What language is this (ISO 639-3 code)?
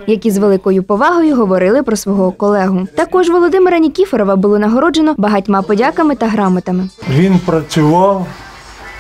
ukr